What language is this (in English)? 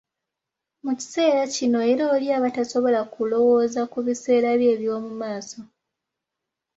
Ganda